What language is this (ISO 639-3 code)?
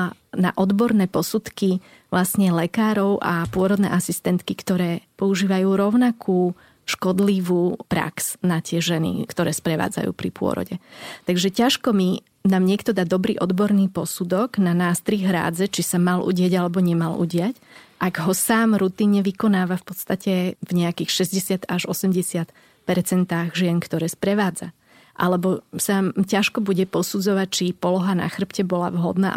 slk